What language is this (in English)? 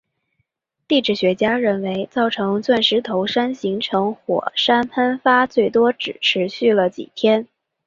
Chinese